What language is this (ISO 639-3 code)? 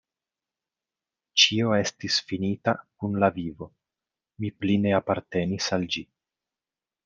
epo